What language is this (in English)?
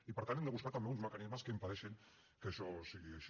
Catalan